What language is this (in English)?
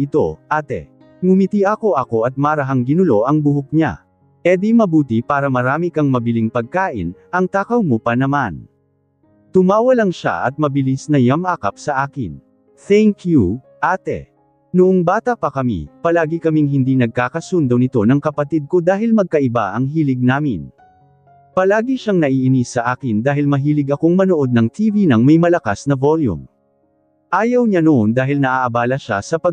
Filipino